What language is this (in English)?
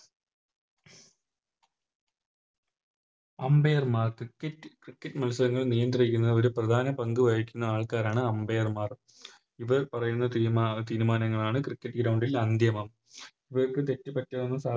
Malayalam